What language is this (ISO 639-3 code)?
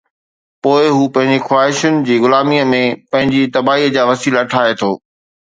snd